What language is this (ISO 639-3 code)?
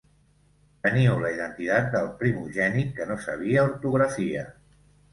cat